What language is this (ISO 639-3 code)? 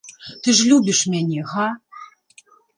bel